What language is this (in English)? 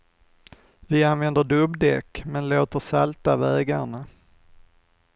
Swedish